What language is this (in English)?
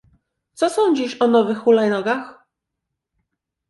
Polish